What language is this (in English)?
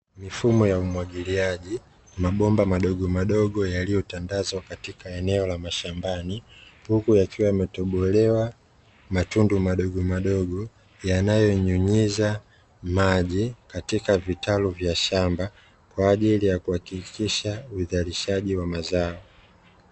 Swahili